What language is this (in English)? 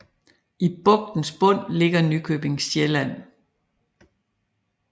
Danish